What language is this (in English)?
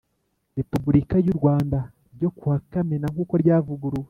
Kinyarwanda